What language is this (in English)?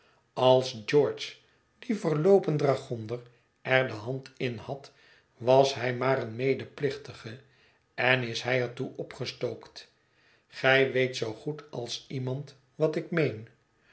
Dutch